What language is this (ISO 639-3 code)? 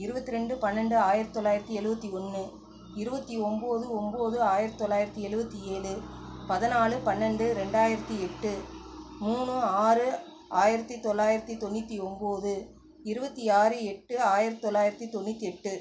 tam